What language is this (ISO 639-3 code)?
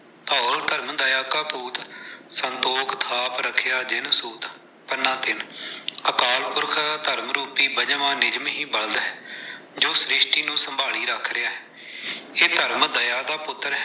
pan